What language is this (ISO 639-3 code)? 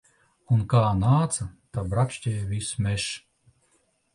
lav